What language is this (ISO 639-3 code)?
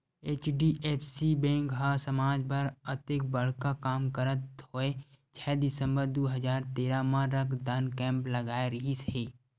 hne